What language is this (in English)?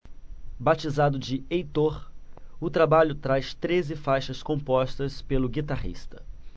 Portuguese